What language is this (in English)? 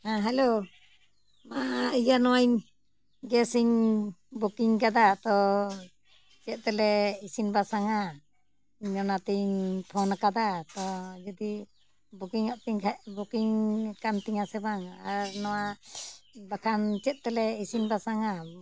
Santali